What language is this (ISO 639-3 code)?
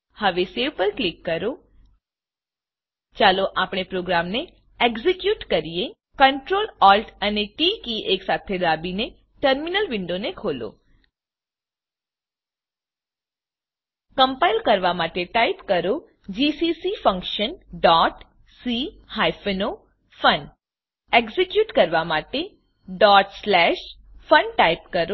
guj